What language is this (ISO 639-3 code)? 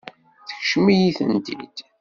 kab